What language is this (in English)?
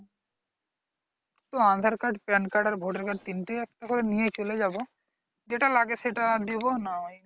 Bangla